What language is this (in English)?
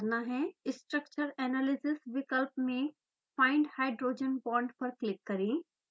Hindi